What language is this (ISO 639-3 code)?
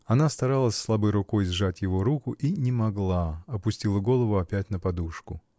rus